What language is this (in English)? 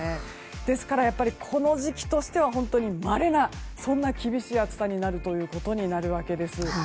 Japanese